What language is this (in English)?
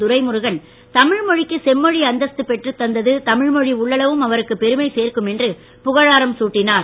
Tamil